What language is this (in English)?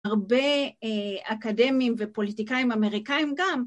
Hebrew